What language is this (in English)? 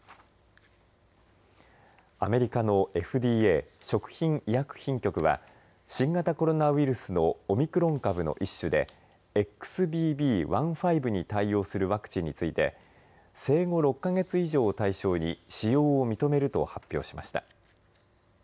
Japanese